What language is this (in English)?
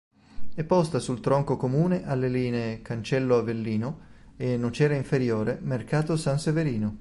Italian